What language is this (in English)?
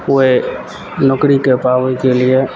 Maithili